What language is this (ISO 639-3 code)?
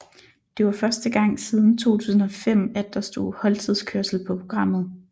dan